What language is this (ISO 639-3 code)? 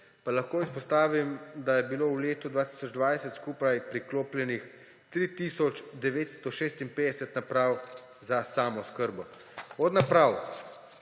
slv